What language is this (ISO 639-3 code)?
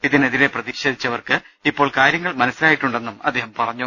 mal